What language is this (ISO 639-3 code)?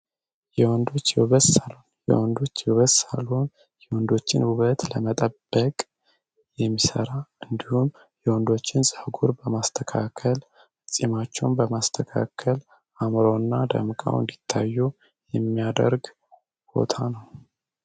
amh